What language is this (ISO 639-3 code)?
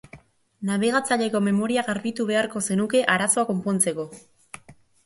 eus